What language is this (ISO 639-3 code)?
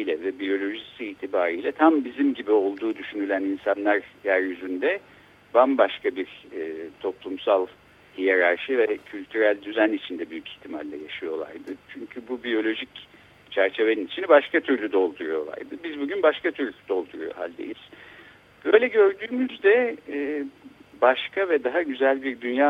tur